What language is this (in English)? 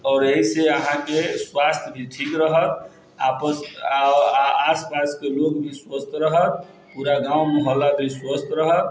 Maithili